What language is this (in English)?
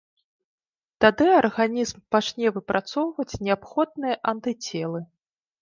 Belarusian